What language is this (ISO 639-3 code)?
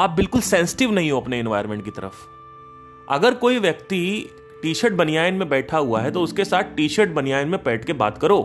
hin